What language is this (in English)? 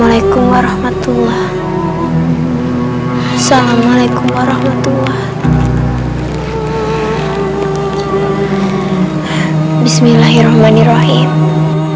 Indonesian